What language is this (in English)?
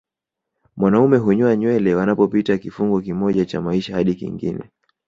Swahili